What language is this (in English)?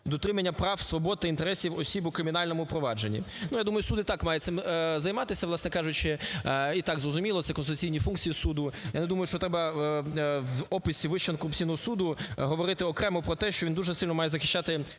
Ukrainian